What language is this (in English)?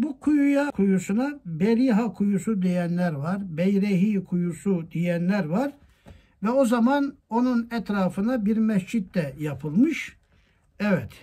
Turkish